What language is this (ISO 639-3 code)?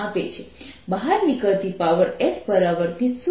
guj